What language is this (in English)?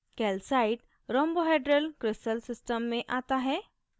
Hindi